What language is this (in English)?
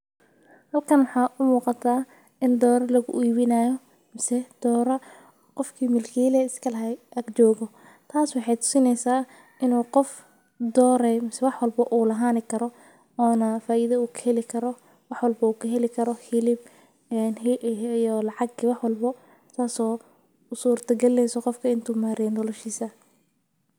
Somali